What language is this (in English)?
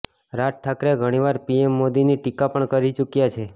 Gujarati